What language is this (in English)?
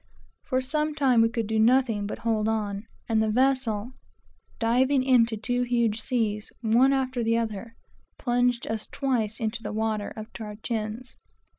English